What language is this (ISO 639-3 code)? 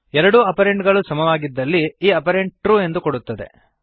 kan